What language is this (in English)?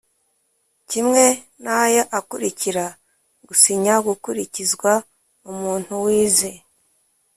Kinyarwanda